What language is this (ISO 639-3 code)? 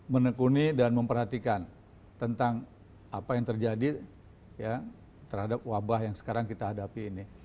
ind